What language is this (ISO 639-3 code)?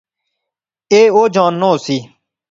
phr